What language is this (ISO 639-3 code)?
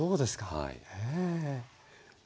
jpn